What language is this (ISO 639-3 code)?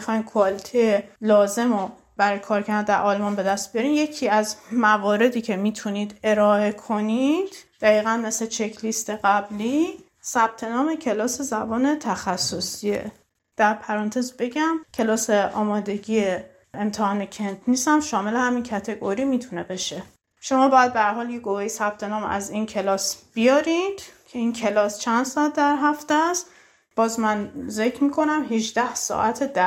fas